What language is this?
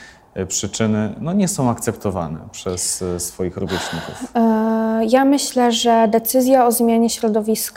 Polish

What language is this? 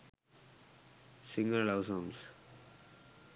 Sinhala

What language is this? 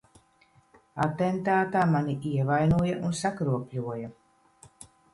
Latvian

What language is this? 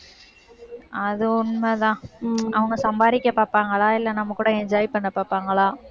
Tamil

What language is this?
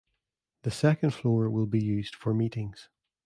English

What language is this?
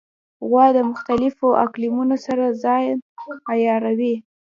Pashto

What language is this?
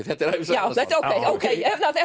Icelandic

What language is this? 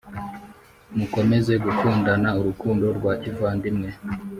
Kinyarwanda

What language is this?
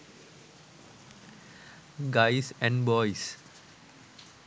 Sinhala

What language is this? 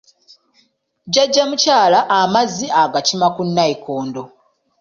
Ganda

